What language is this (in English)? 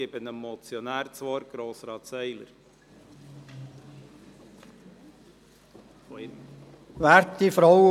Swiss German